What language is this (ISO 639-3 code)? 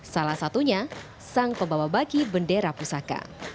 ind